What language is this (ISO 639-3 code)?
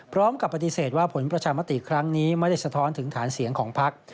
tha